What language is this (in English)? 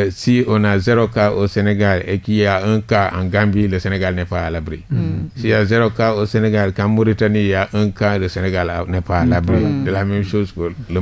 French